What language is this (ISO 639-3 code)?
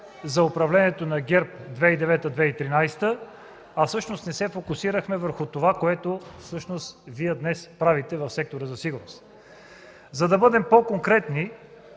bul